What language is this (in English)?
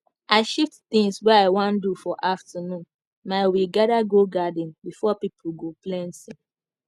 Nigerian Pidgin